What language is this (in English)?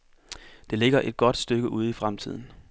Danish